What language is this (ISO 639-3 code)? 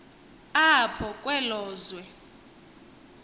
xho